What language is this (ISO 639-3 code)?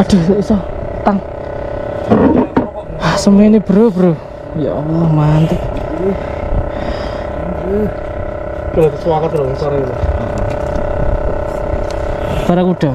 ind